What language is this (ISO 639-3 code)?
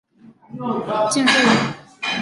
zho